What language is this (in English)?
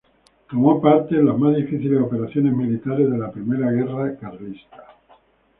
Spanish